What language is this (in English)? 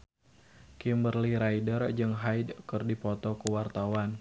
Sundanese